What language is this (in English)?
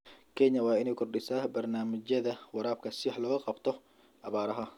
Somali